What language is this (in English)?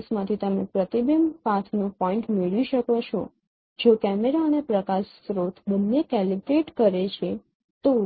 Gujarati